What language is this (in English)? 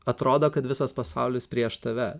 Lithuanian